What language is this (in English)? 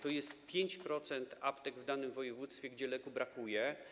Polish